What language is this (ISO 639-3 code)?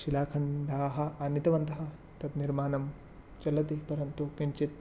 san